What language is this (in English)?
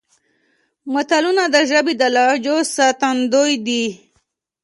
Pashto